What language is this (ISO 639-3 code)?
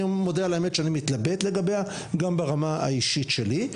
heb